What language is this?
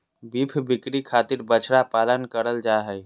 Magahi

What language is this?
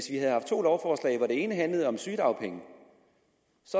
Danish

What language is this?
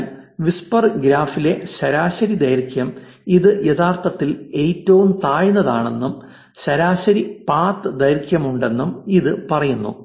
Malayalam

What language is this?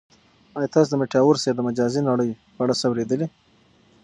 Pashto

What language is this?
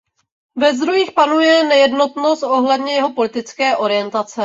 Czech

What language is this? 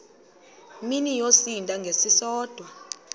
Xhosa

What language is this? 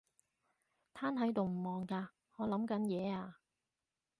Cantonese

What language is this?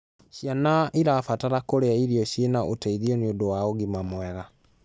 Kikuyu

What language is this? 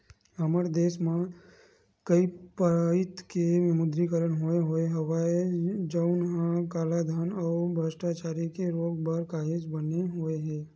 Chhattisgarhi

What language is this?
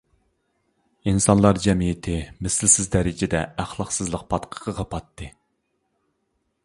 Uyghur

